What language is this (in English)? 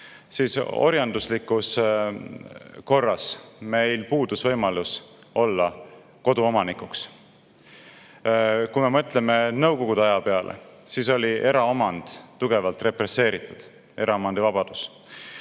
Estonian